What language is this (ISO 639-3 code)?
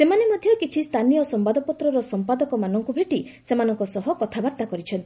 ori